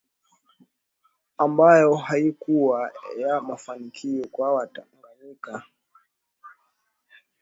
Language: Swahili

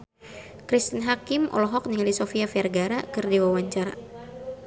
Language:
Sundanese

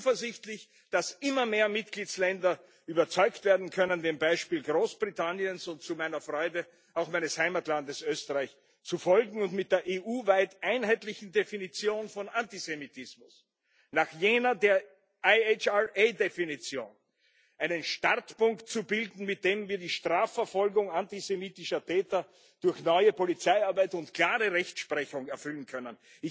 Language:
German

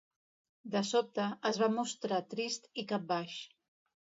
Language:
Catalan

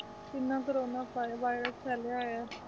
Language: Punjabi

